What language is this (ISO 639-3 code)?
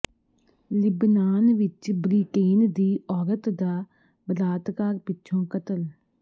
pan